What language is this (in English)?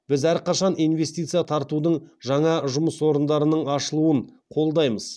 Kazakh